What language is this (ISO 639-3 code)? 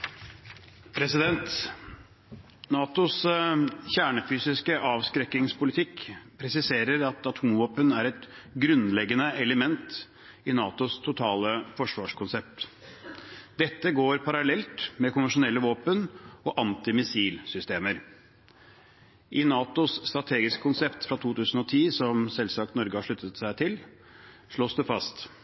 nob